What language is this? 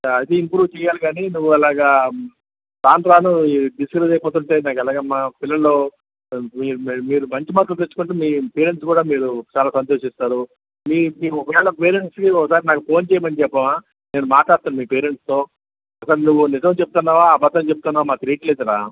Telugu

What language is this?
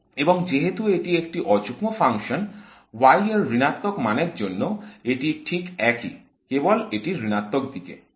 Bangla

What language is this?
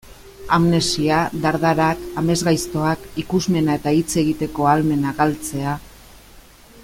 Basque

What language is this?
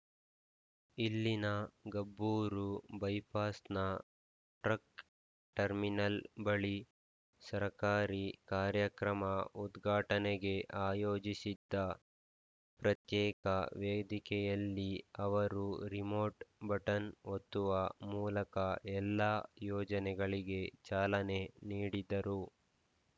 Kannada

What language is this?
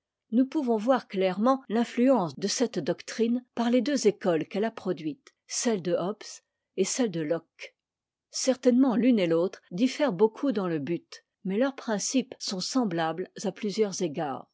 French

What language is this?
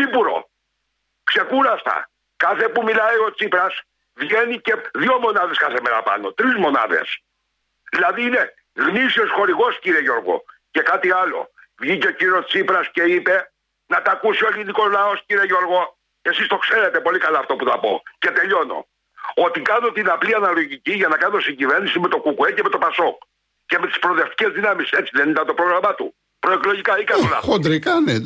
Greek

